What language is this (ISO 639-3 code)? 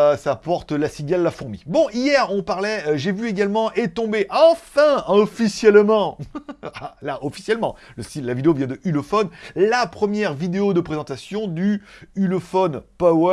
fra